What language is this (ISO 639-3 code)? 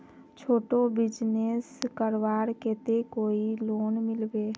mag